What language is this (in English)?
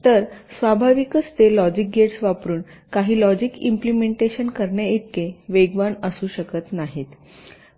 Marathi